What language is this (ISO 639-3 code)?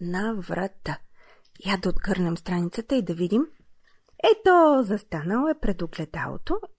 bul